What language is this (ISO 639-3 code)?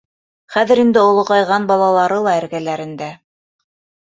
bak